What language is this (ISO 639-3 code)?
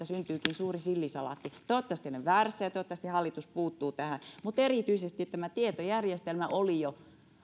fin